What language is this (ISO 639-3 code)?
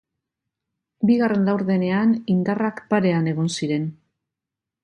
eus